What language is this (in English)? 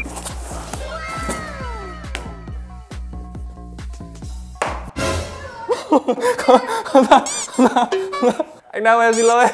Vietnamese